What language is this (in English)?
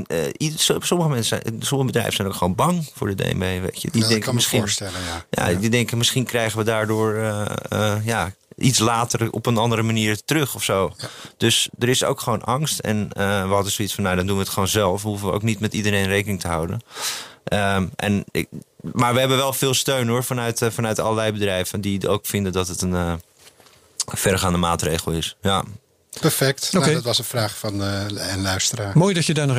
Dutch